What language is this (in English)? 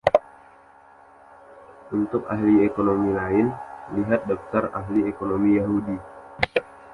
Indonesian